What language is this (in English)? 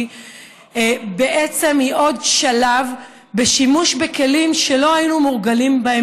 Hebrew